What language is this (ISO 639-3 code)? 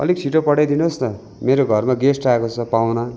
nep